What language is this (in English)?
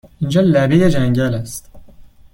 Persian